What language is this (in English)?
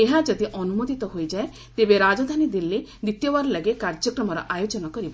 Odia